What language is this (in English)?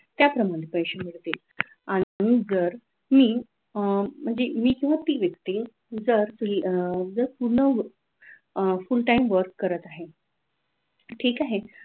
Marathi